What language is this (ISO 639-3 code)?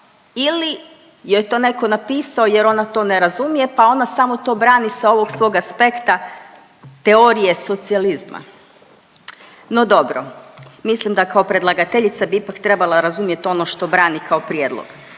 hrv